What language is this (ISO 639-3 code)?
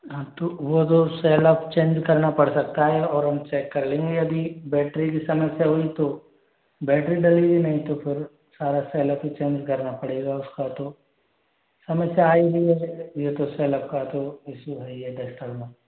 hin